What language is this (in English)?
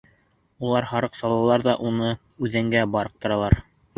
Bashkir